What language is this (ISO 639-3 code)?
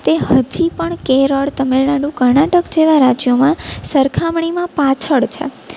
guj